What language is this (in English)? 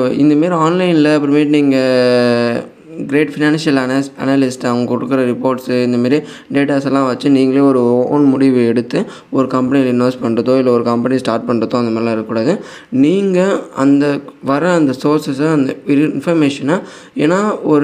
Tamil